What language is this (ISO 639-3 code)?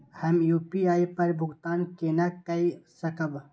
mai